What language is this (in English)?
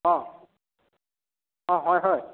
Assamese